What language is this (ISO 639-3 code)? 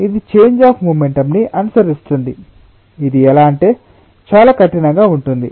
tel